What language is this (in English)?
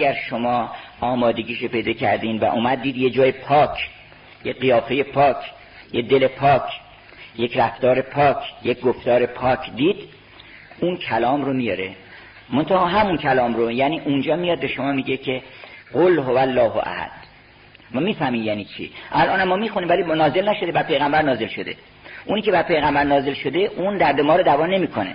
Persian